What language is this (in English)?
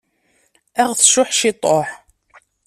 Kabyle